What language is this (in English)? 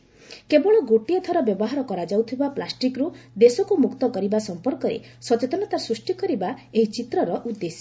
Odia